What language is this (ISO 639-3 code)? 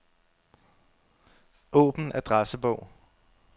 dan